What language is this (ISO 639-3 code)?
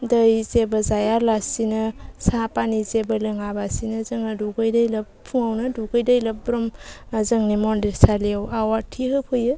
brx